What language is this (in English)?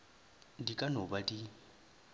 Northern Sotho